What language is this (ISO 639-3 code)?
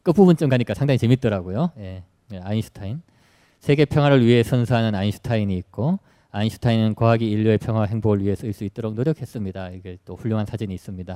kor